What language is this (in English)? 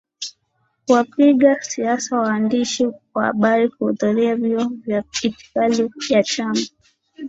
Swahili